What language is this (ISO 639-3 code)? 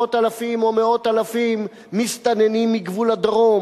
heb